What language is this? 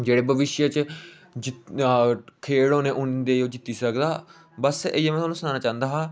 Dogri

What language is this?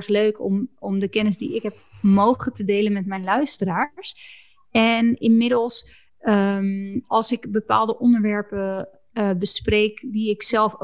Dutch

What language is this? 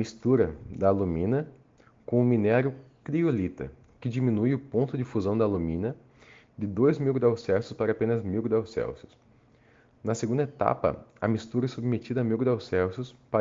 Portuguese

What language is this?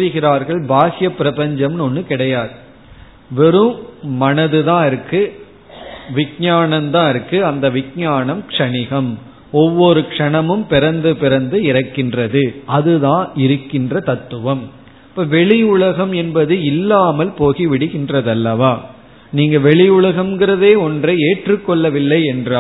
Tamil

